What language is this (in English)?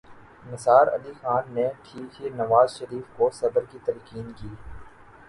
Urdu